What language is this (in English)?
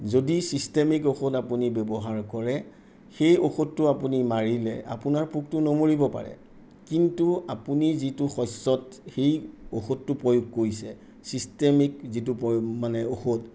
Assamese